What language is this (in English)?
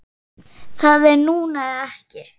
Icelandic